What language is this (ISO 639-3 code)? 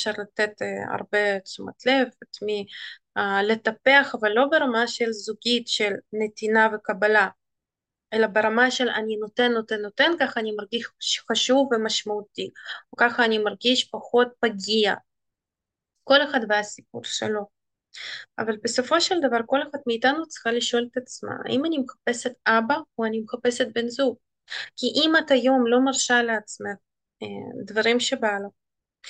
heb